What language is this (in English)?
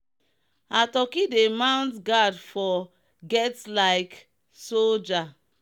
Nigerian Pidgin